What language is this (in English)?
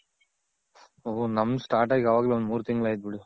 Kannada